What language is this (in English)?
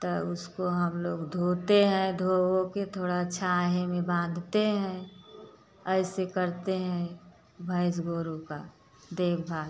Hindi